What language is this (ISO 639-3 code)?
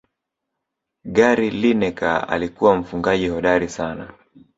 swa